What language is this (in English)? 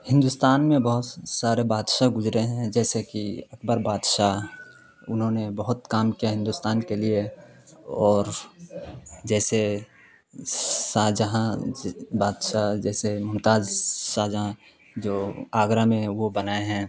Urdu